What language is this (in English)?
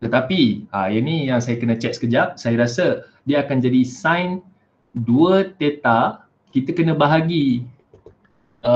Malay